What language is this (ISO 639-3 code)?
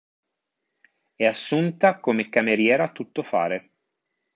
ita